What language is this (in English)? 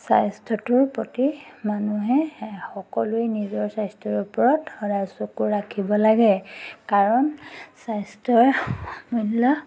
Assamese